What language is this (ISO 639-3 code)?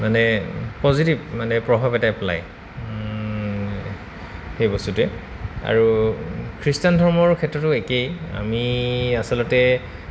asm